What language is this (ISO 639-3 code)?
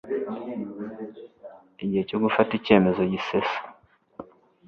kin